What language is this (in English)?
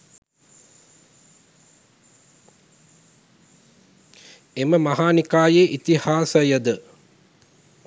Sinhala